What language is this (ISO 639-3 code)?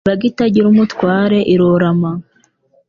kin